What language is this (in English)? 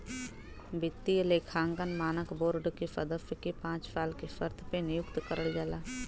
Bhojpuri